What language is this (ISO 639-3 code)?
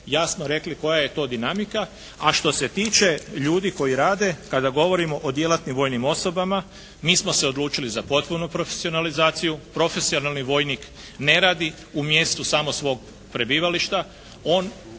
hrv